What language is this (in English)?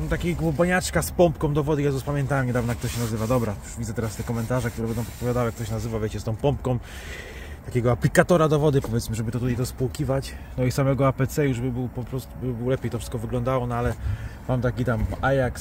Polish